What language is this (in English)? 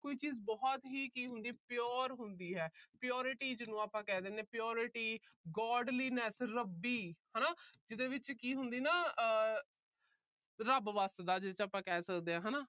Punjabi